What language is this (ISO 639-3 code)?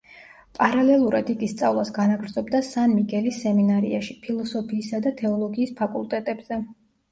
kat